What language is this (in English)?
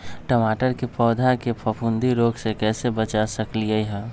Magahi